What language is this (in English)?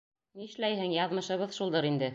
Bashkir